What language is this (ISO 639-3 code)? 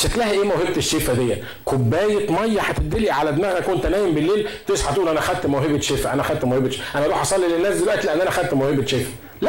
ara